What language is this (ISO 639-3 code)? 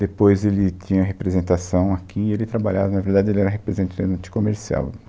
por